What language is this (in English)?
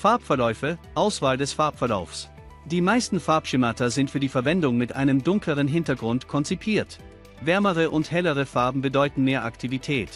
German